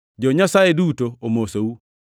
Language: Luo (Kenya and Tanzania)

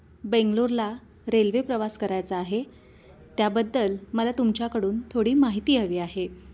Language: Marathi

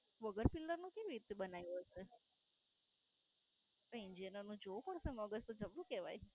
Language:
Gujarati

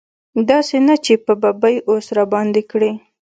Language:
Pashto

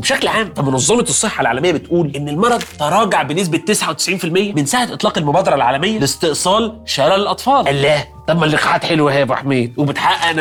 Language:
Arabic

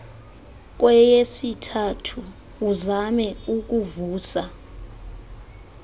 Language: Xhosa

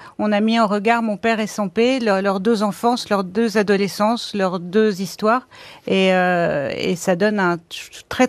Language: French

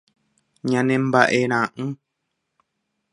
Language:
Guarani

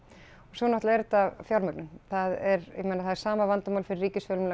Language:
Icelandic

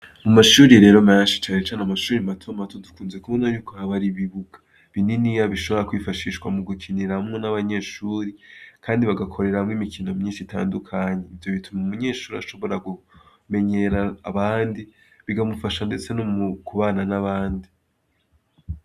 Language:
Rundi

